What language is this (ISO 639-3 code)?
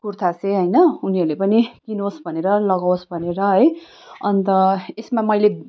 nep